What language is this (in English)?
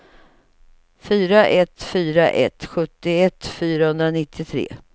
Swedish